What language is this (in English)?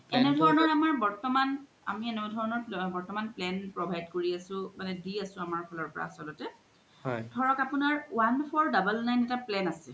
Assamese